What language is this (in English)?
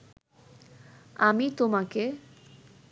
Bangla